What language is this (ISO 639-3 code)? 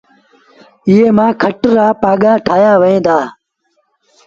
sbn